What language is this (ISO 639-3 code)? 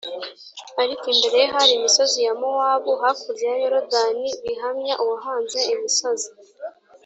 kin